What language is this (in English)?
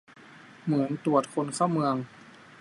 Thai